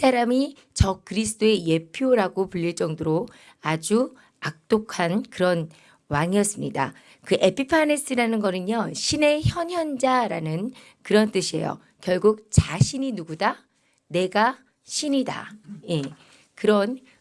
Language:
Korean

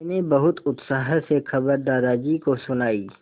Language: Hindi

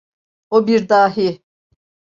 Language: Turkish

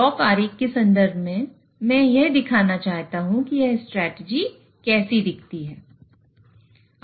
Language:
Hindi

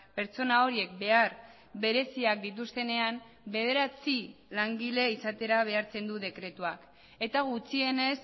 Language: Basque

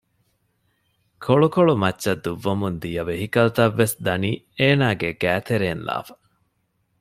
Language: Divehi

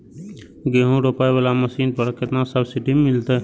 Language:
Maithili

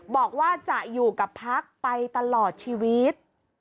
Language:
Thai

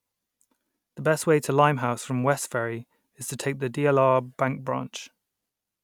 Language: English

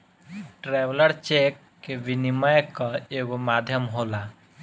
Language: Bhojpuri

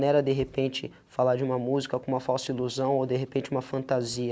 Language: Portuguese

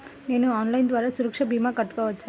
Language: Telugu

